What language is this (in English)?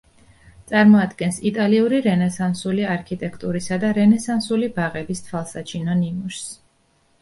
Georgian